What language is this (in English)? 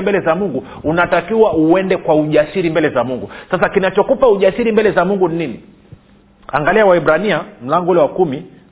Swahili